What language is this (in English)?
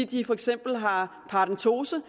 Danish